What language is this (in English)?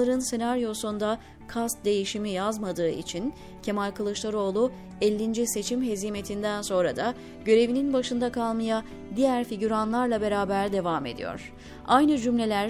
Turkish